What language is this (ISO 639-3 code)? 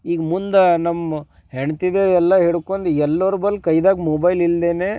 kan